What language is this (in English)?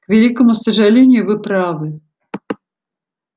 Russian